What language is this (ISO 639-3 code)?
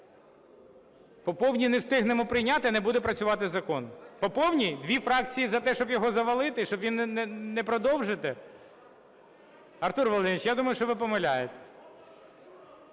ukr